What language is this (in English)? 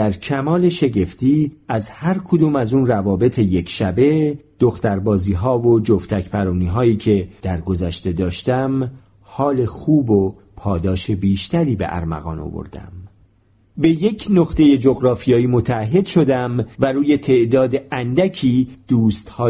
Persian